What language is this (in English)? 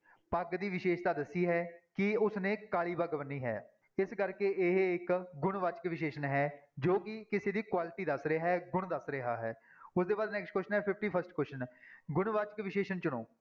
Punjabi